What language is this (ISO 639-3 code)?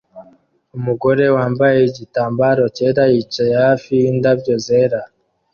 kin